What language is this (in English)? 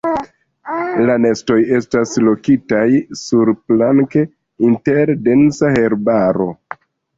Esperanto